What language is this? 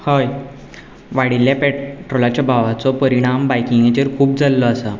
Konkani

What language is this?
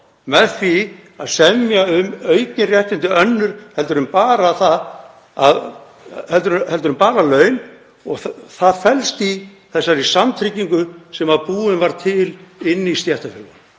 Icelandic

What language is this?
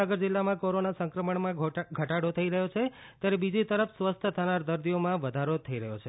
Gujarati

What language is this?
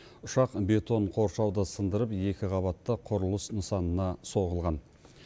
Kazakh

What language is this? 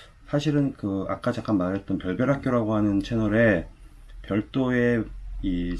Korean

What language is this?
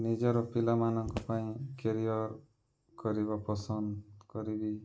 Odia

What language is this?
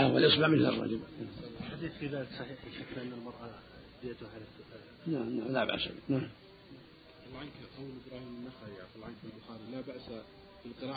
Arabic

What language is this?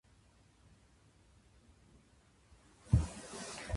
Japanese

